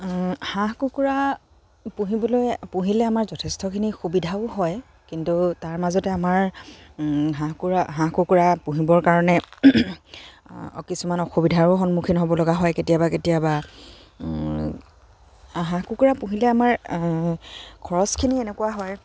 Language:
Assamese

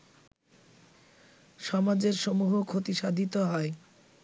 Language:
Bangla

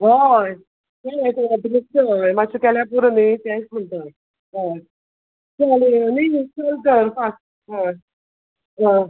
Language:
Konkani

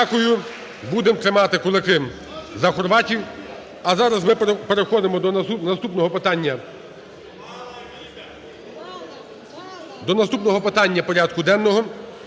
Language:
Ukrainian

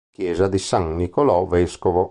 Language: Italian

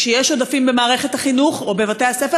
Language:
Hebrew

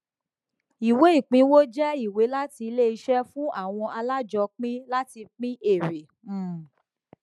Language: Yoruba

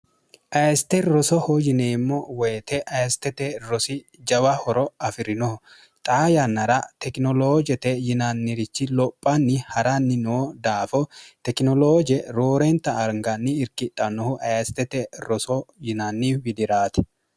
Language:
Sidamo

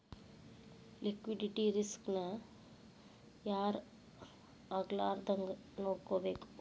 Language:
Kannada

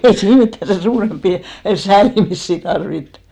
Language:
Finnish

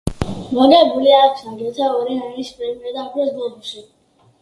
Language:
Georgian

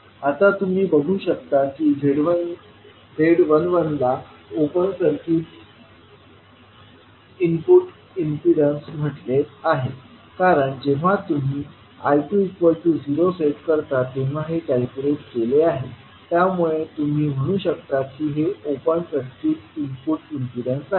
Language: Marathi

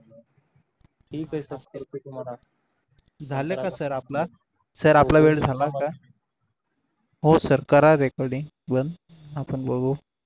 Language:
Marathi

